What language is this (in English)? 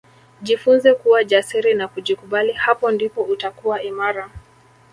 Swahili